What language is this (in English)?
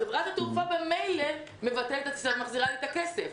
Hebrew